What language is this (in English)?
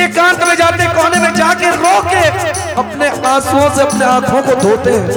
Hindi